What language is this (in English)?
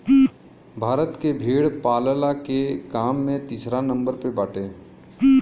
Bhojpuri